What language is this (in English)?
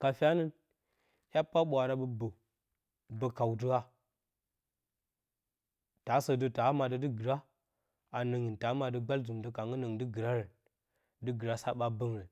Bacama